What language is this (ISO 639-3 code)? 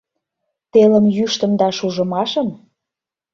chm